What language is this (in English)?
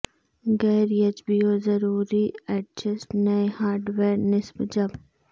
Urdu